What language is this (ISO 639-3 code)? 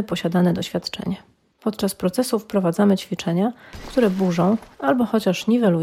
pol